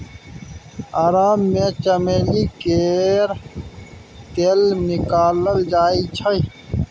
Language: Maithili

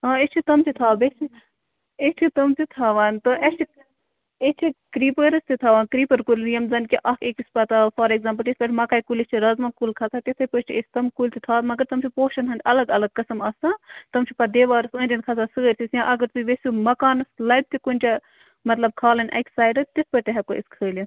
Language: Kashmiri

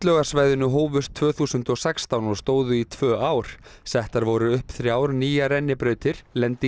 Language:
Icelandic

